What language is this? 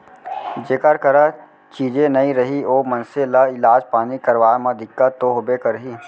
Chhattisgarhi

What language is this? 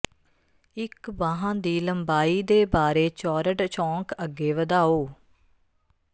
Punjabi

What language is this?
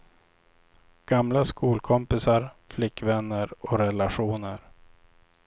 Swedish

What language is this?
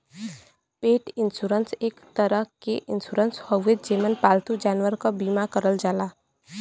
Bhojpuri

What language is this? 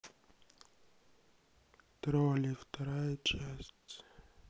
Russian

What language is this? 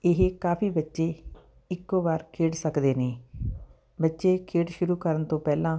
Punjabi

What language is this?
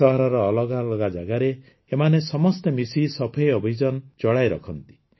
Odia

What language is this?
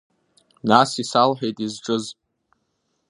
Abkhazian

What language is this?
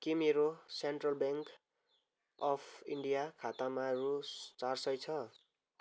Nepali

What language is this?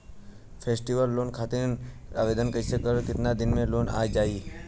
Bhojpuri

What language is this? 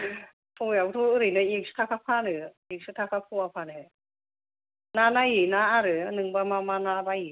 Bodo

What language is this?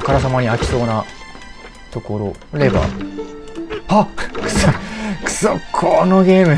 Japanese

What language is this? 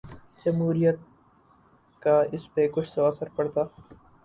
Urdu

